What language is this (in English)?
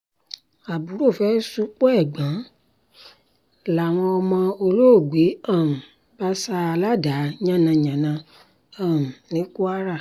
Yoruba